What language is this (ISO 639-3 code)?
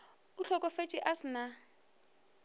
nso